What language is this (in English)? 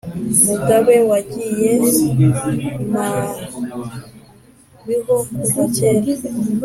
Kinyarwanda